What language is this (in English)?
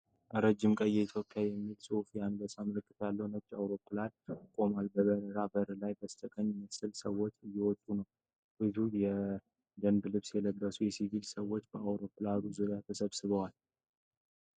Amharic